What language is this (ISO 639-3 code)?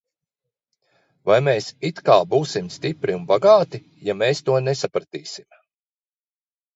lav